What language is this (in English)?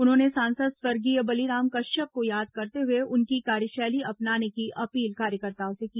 Hindi